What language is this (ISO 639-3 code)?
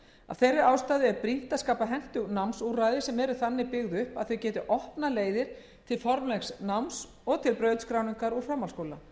isl